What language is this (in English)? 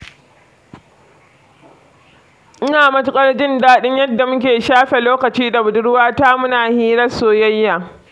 Hausa